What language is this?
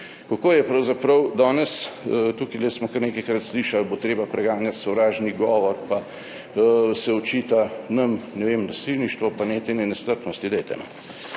Slovenian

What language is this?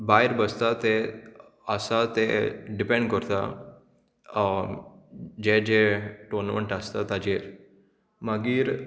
Konkani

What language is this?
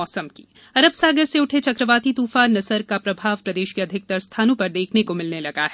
Hindi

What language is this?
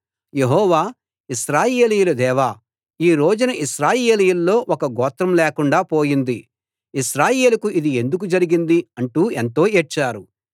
Telugu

